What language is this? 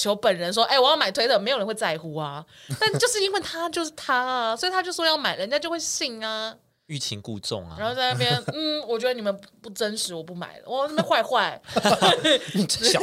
Chinese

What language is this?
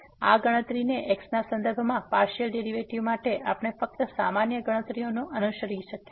Gujarati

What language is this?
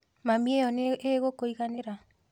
Kikuyu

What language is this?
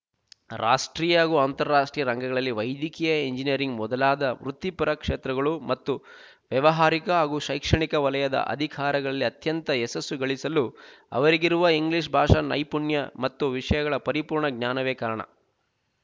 Kannada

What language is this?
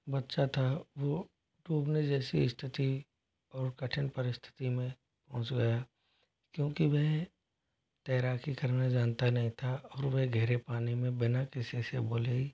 Hindi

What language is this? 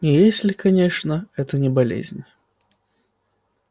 Russian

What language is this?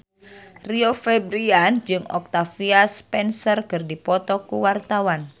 Sundanese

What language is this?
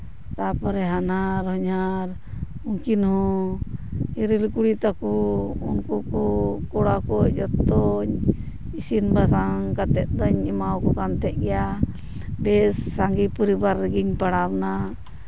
Santali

